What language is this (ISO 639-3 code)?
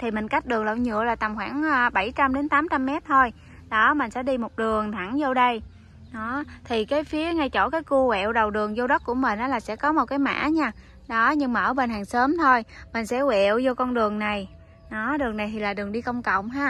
vie